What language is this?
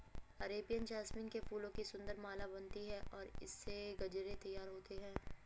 Hindi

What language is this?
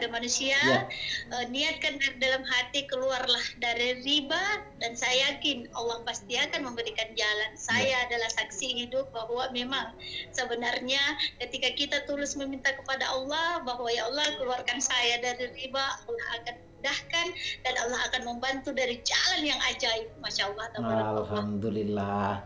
Indonesian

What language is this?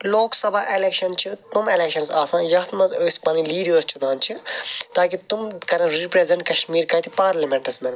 Kashmiri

